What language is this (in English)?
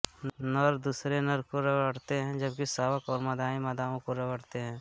Hindi